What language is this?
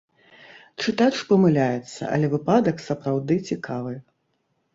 Belarusian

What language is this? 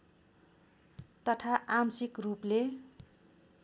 Nepali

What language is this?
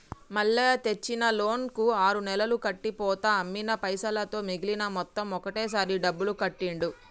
Telugu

